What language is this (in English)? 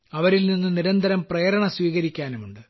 Malayalam